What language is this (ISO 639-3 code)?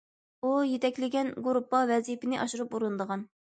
uig